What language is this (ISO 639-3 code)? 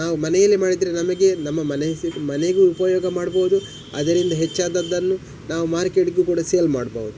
kan